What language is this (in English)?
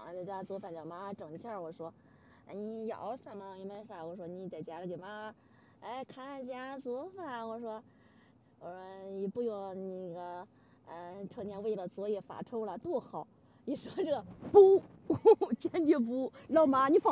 Chinese